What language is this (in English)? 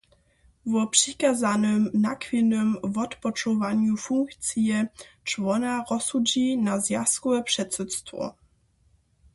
Upper Sorbian